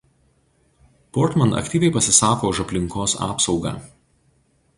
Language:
Lithuanian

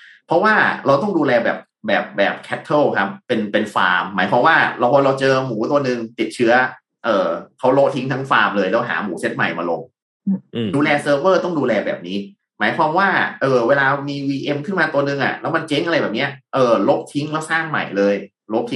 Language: Thai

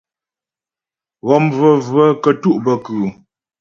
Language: Ghomala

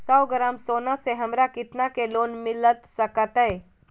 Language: Magahi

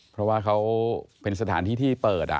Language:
Thai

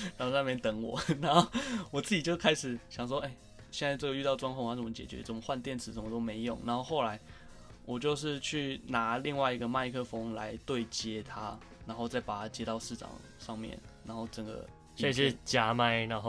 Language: Chinese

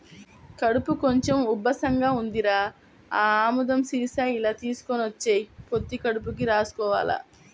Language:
Telugu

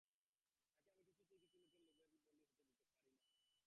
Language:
Bangla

